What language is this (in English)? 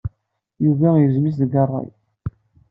Kabyle